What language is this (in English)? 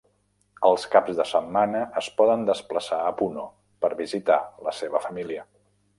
Catalan